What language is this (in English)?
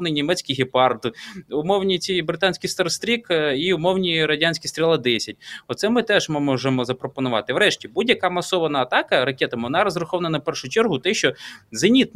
Ukrainian